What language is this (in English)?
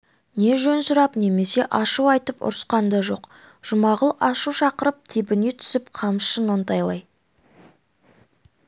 Kazakh